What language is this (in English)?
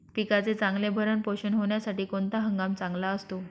Marathi